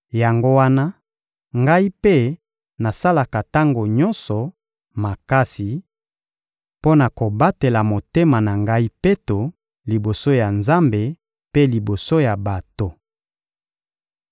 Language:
Lingala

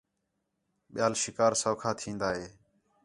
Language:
Khetrani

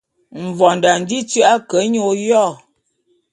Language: Bulu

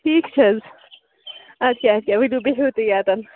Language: Kashmiri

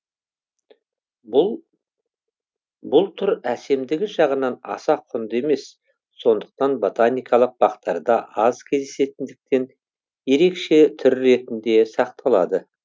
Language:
Kazakh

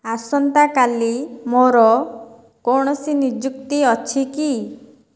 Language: Odia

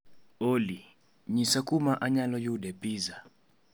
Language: Luo (Kenya and Tanzania)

